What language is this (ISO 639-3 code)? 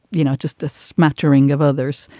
eng